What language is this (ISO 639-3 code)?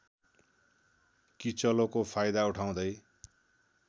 nep